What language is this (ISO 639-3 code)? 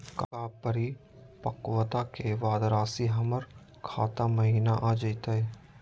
mag